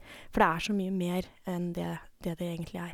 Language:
Norwegian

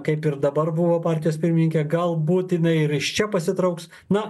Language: Lithuanian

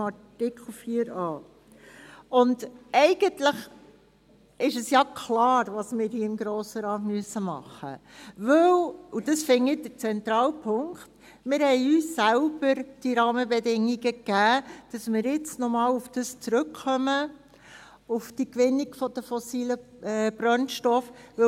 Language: Swiss German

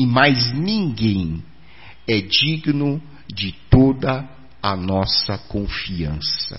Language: Portuguese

